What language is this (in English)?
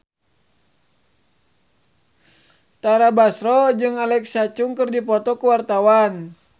Sundanese